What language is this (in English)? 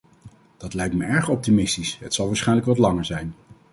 Dutch